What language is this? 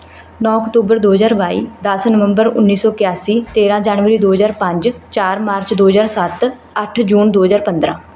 Punjabi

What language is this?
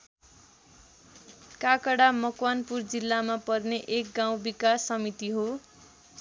Nepali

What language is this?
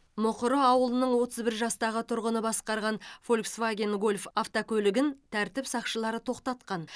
Kazakh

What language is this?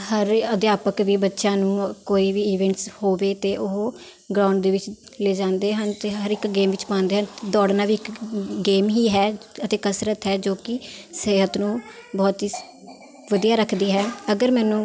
Punjabi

